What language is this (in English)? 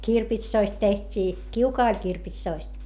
Finnish